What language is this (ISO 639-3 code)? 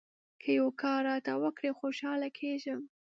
pus